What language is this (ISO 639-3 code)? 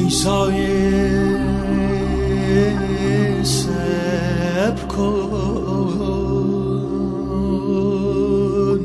fas